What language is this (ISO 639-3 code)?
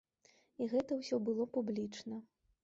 bel